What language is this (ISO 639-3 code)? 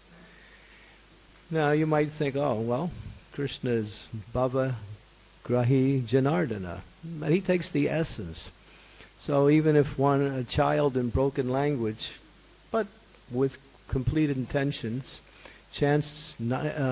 eng